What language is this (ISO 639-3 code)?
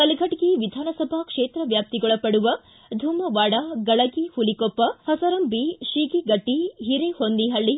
kan